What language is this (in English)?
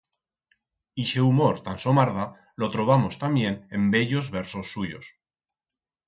Aragonese